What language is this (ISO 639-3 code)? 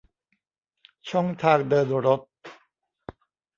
tha